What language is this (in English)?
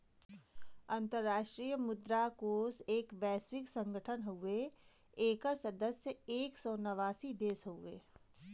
Bhojpuri